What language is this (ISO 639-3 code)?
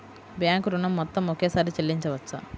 tel